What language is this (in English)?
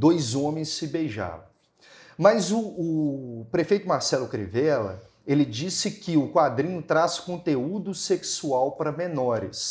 Portuguese